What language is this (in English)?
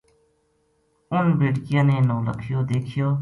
Gujari